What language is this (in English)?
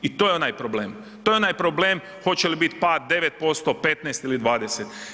Croatian